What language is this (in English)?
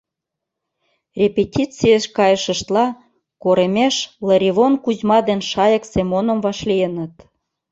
Mari